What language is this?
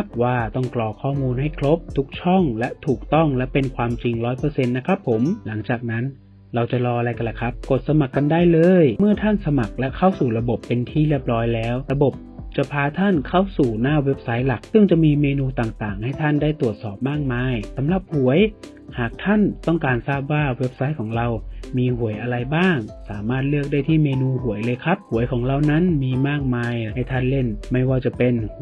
Thai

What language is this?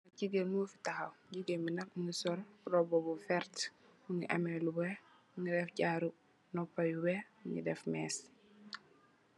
Wolof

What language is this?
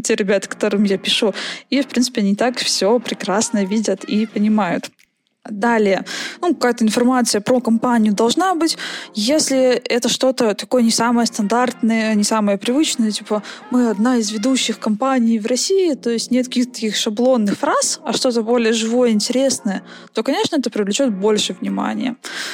Russian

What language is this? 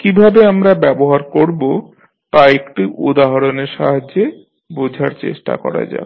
Bangla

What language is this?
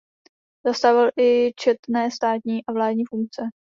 Czech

